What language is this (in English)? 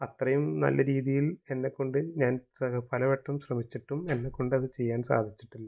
Malayalam